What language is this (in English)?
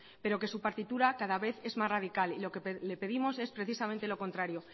Spanish